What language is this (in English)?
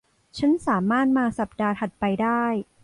Thai